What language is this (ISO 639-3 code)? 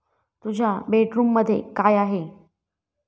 mar